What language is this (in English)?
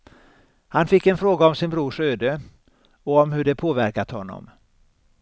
Swedish